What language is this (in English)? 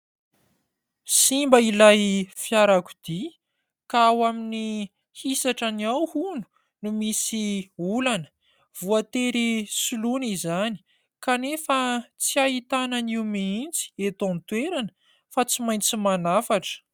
Malagasy